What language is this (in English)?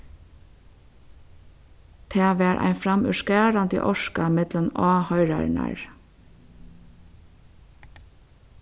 Faroese